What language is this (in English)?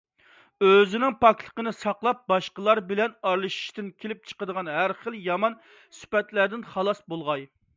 Uyghur